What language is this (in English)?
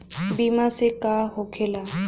Bhojpuri